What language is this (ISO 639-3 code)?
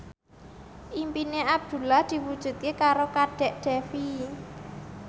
jav